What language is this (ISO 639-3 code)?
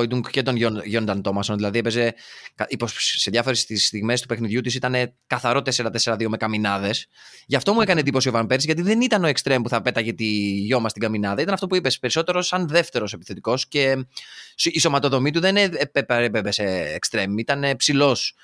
ell